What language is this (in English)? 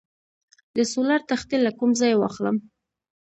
Pashto